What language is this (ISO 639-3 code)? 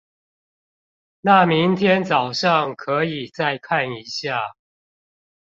zho